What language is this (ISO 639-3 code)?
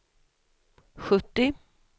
swe